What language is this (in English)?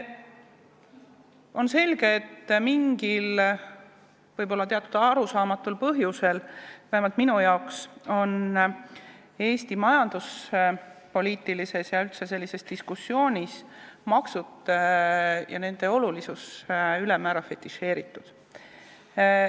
Estonian